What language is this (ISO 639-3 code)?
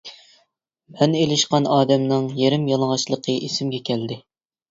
uig